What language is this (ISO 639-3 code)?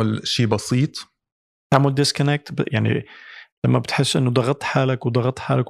ara